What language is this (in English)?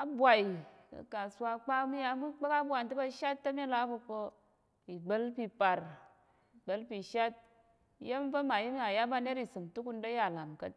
Tarok